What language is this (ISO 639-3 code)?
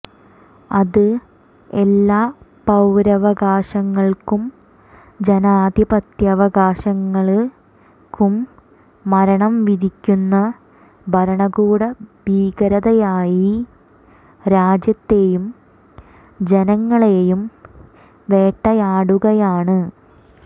mal